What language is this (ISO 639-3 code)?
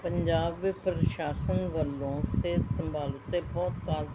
pan